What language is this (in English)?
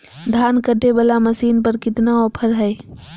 Magahi